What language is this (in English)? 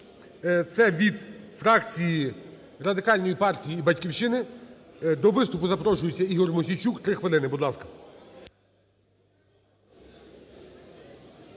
Ukrainian